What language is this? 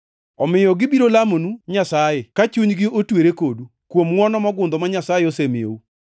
Luo (Kenya and Tanzania)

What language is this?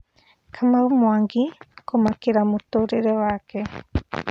Kikuyu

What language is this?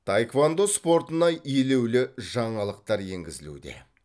Kazakh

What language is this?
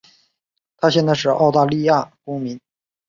Chinese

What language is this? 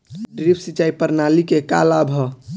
Bhojpuri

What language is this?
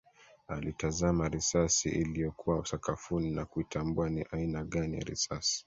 Swahili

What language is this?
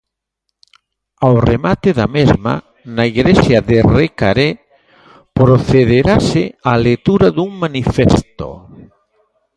Galician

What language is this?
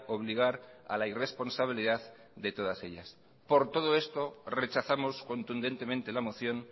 Spanish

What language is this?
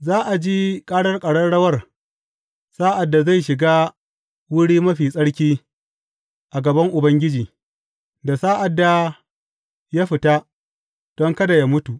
Hausa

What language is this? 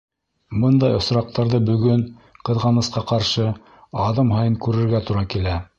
Bashkir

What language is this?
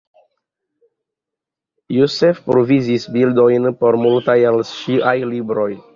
Esperanto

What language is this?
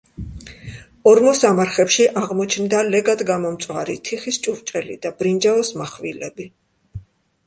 Georgian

